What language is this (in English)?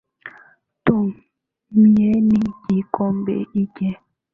Swahili